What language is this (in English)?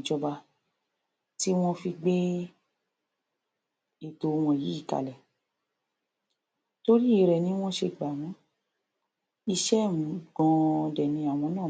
Yoruba